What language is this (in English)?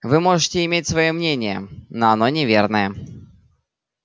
Russian